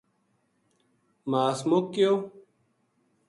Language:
Gujari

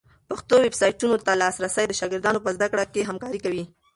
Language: Pashto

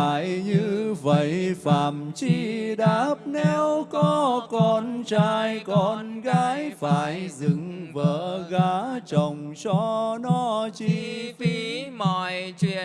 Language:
Vietnamese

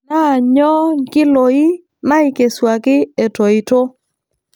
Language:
Masai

